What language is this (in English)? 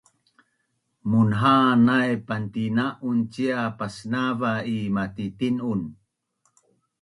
Bunun